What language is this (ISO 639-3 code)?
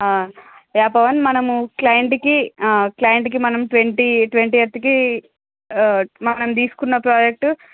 tel